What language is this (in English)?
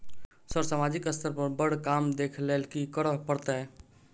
Maithili